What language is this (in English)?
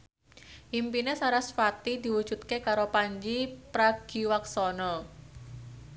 Javanese